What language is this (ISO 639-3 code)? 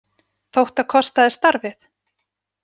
isl